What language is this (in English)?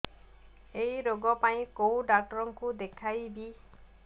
Odia